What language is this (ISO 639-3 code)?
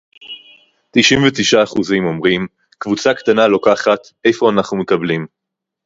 heb